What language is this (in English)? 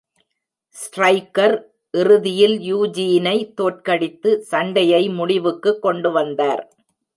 Tamil